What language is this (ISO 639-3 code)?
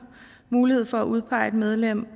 dan